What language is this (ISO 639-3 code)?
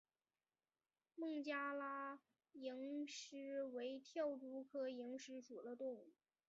zho